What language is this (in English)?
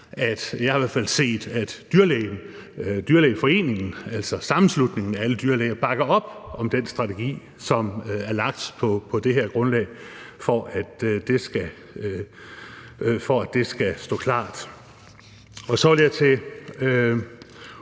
Danish